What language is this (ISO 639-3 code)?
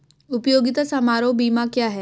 hin